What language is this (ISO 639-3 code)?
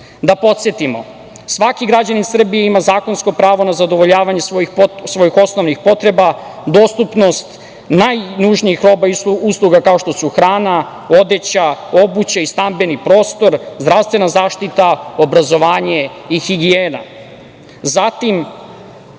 srp